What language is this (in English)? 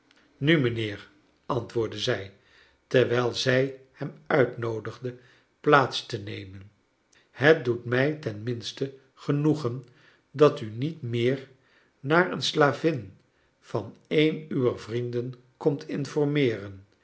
Dutch